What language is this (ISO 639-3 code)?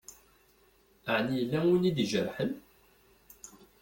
kab